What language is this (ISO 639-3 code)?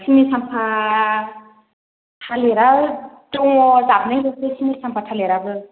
brx